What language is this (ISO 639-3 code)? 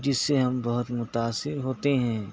urd